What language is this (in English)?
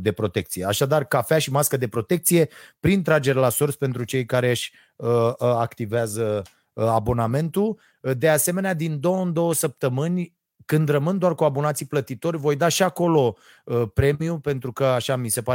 Romanian